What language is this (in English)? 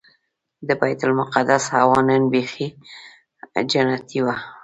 Pashto